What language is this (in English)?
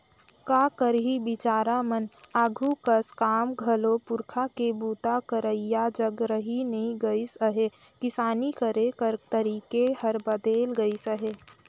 Chhattisgarhi